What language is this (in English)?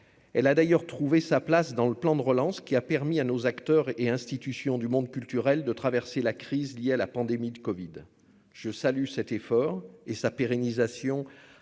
French